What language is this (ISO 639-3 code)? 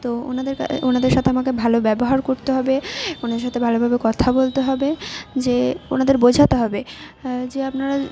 ben